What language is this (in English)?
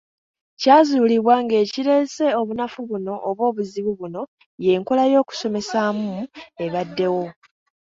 Ganda